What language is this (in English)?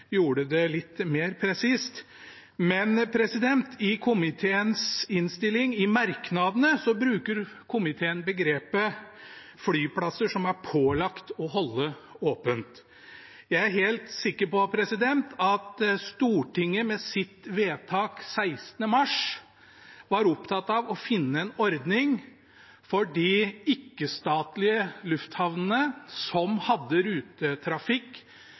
Norwegian Bokmål